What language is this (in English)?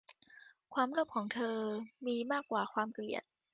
Thai